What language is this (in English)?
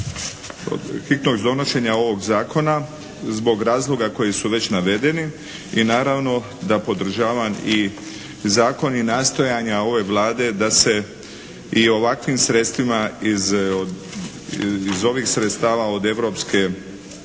Croatian